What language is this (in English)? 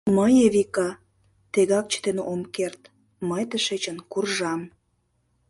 Mari